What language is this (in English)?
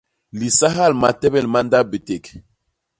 Basaa